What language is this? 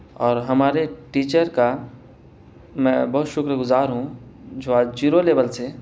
Urdu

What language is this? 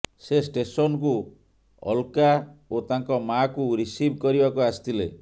Odia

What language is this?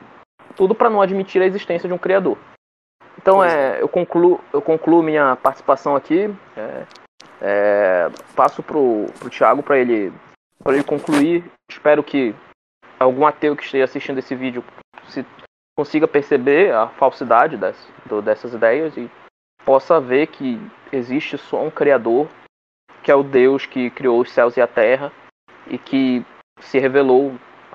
Portuguese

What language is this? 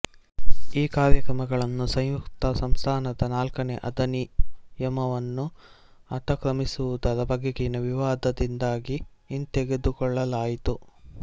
Kannada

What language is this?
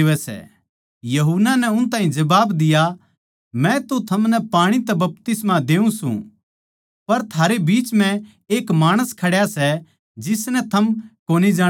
Haryanvi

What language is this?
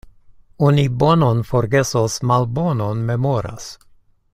Esperanto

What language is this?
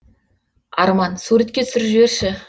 Kazakh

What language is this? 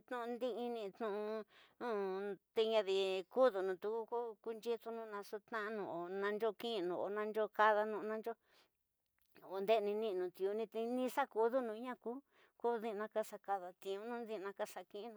Tidaá Mixtec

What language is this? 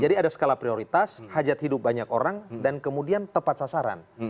Indonesian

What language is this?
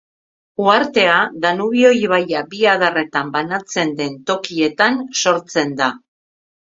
Basque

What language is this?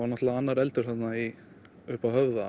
Icelandic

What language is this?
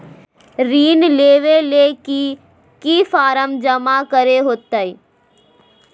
Magahi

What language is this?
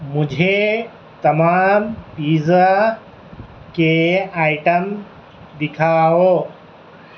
Urdu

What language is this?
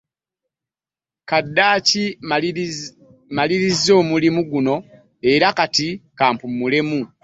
Ganda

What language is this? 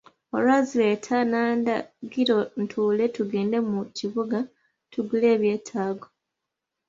Ganda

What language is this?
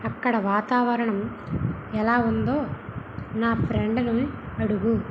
Telugu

